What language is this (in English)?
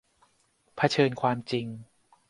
Thai